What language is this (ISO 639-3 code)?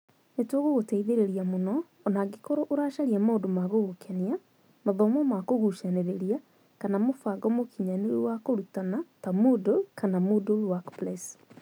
kik